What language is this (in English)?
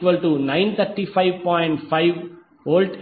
Telugu